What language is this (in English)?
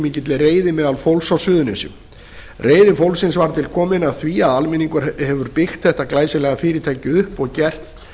Icelandic